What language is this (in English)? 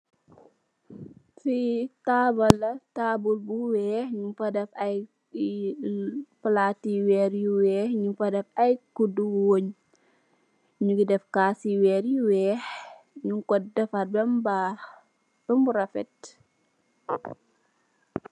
Wolof